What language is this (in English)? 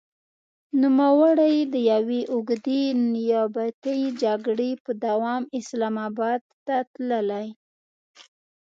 Pashto